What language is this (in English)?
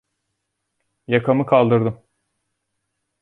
Turkish